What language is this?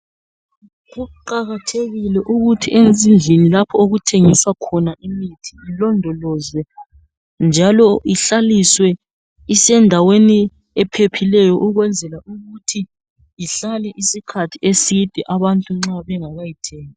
North Ndebele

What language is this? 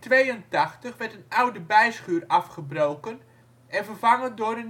Dutch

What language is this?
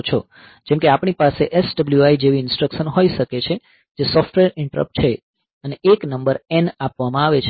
Gujarati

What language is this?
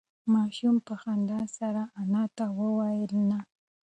Pashto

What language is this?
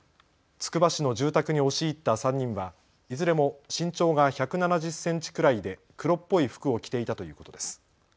Japanese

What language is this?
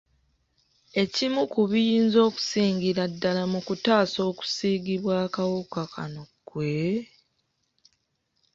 Ganda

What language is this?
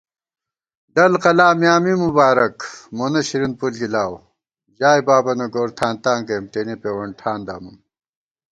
Gawar-Bati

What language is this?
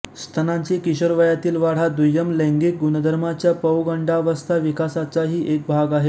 Marathi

